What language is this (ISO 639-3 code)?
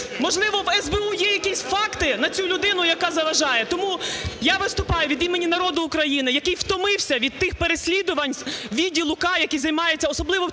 ukr